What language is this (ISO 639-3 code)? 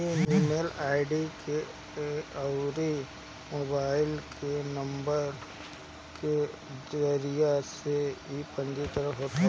bho